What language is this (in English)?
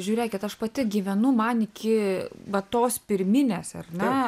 Lithuanian